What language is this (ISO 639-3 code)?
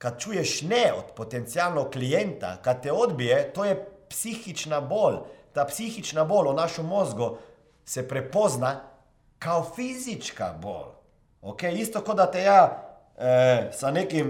hrv